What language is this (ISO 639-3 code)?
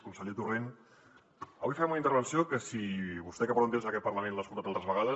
cat